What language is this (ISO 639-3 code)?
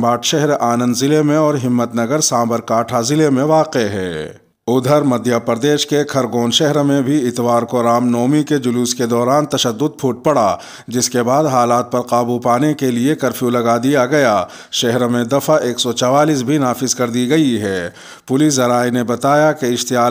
hin